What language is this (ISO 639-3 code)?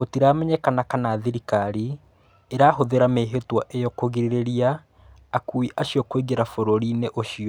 kik